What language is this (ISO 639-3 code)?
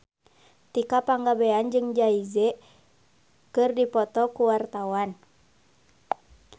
sun